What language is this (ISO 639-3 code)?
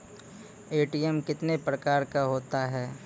mai